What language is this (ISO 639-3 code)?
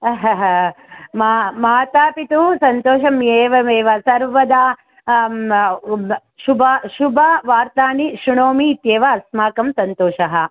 san